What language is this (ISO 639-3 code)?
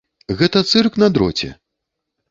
bel